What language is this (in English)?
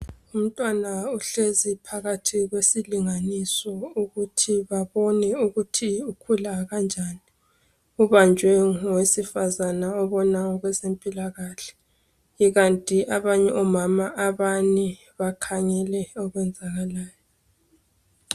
North Ndebele